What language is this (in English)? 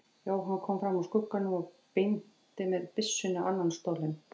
Icelandic